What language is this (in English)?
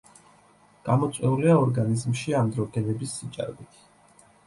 Georgian